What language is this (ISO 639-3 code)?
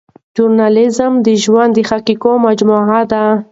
pus